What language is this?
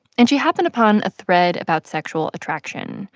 English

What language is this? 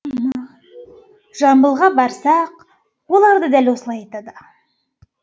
Kazakh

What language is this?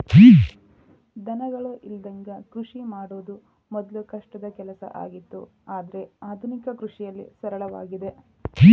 Kannada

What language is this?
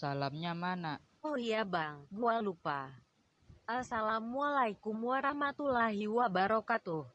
Indonesian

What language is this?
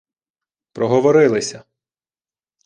Ukrainian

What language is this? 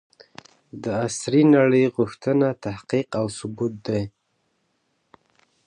Pashto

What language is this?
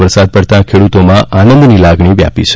Gujarati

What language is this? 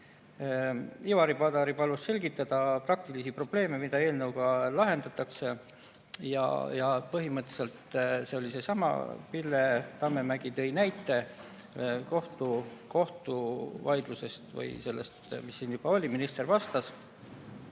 Estonian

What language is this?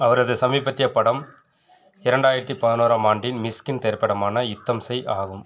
Tamil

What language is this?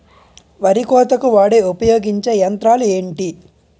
Telugu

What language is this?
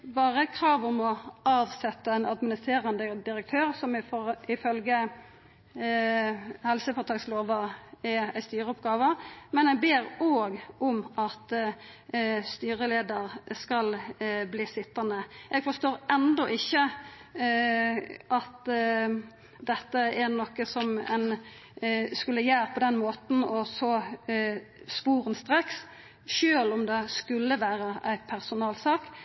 Norwegian Nynorsk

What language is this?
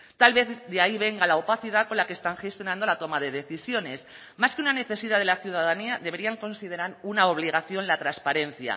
Spanish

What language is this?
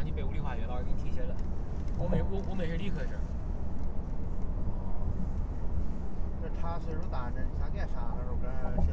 Chinese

